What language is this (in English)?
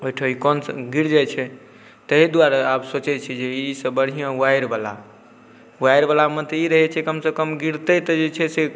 Maithili